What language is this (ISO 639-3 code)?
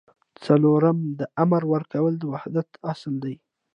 pus